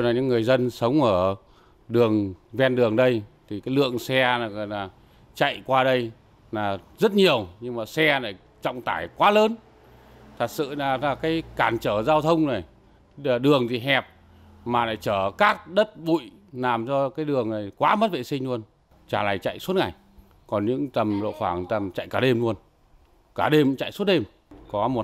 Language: Vietnamese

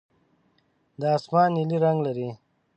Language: Pashto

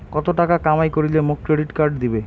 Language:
Bangla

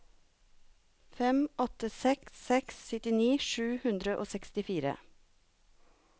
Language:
Norwegian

